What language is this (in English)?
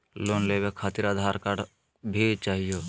Magahi